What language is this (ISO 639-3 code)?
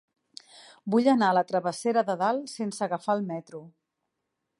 cat